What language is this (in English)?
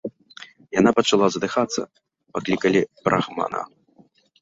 Belarusian